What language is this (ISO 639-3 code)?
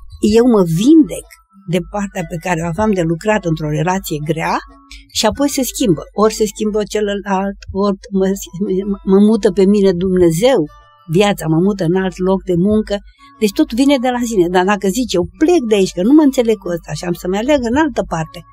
ron